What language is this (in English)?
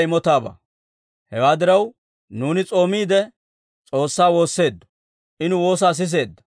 Dawro